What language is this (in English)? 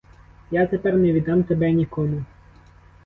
Ukrainian